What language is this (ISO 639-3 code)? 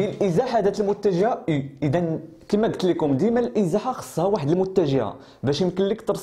ara